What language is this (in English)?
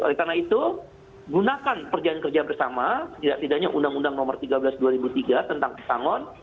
Indonesian